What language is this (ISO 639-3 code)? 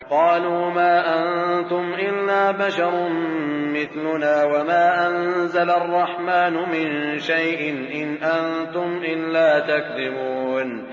ara